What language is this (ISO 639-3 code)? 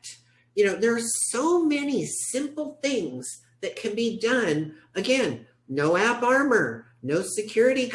eng